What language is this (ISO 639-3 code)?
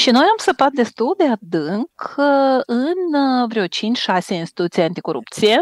ron